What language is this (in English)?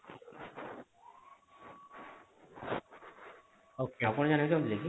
Odia